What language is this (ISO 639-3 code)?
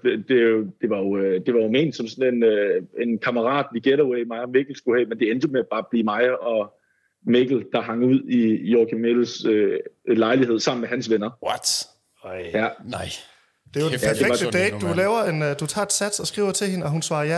dan